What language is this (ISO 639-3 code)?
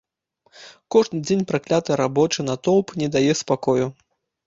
bel